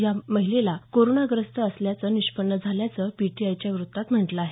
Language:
Marathi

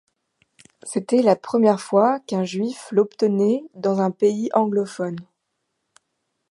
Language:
French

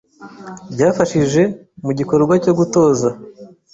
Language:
Kinyarwanda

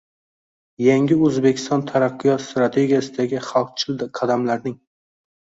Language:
Uzbek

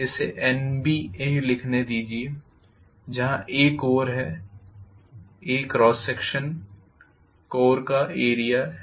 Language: Hindi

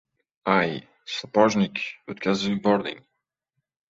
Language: Uzbek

